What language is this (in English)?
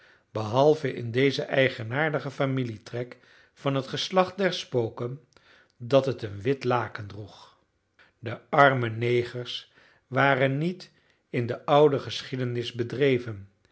Dutch